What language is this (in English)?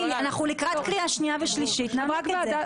Hebrew